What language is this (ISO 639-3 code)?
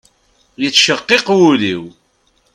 kab